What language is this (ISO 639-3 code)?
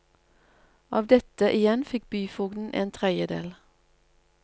nor